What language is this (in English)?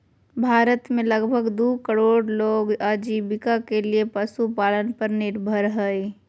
Magahi